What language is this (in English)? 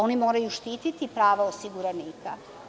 Serbian